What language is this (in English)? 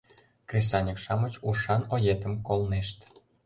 Mari